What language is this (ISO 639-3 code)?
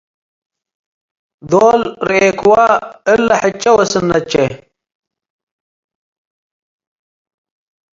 tig